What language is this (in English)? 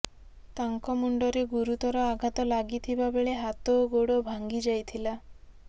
Odia